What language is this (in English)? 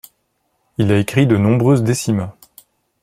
French